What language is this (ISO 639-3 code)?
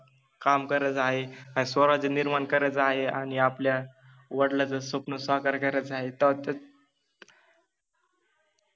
mar